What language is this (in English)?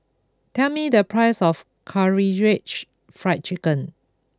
English